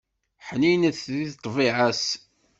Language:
Kabyle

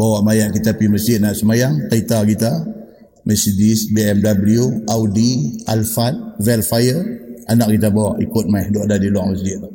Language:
Malay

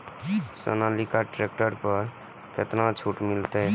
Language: Maithili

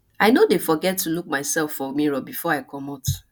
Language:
Nigerian Pidgin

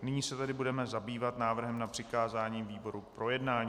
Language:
Czech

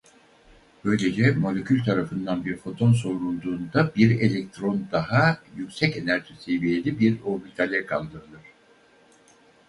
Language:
Turkish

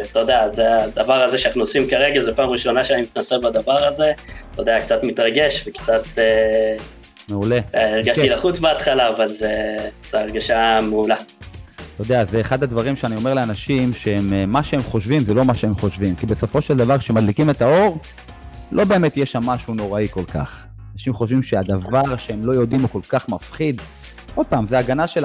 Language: Hebrew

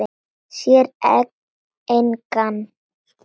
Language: Icelandic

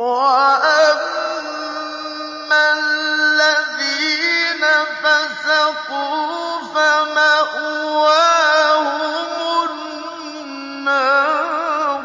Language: Arabic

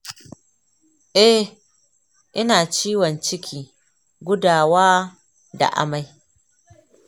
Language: Hausa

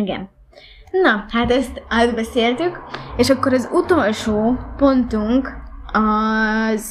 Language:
Hungarian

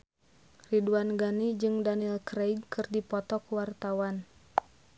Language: Sundanese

